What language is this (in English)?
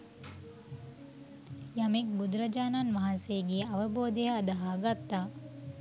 Sinhala